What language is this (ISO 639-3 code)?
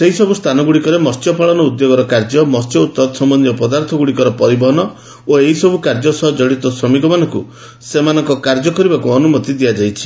ori